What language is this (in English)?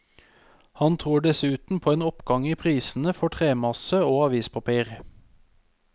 Norwegian